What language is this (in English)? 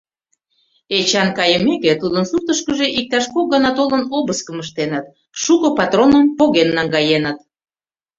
Mari